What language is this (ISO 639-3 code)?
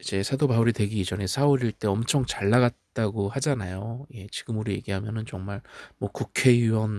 kor